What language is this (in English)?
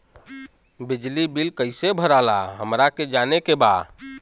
Bhojpuri